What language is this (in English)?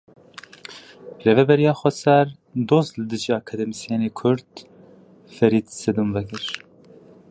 Kurdish